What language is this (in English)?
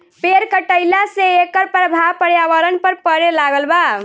Bhojpuri